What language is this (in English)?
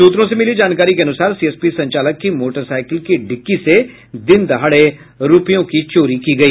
Hindi